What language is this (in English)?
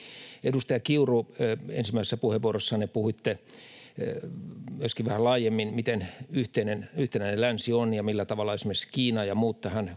Finnish